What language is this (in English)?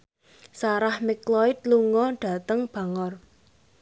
Javanese